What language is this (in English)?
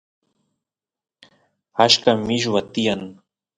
Santiago del Estero Quichua